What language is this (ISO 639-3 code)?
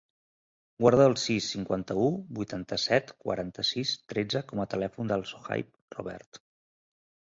cat